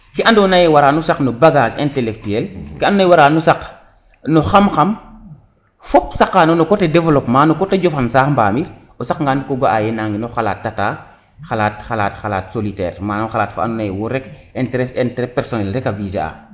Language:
Serer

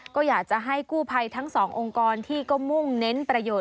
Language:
Thai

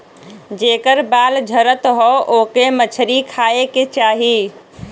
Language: Bhojpuri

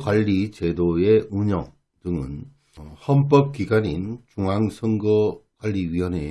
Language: Korean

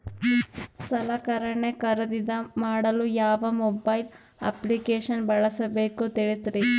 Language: Kannada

